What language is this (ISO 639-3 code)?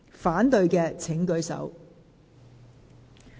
yue